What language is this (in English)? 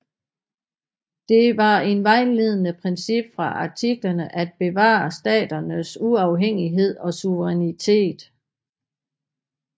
Danish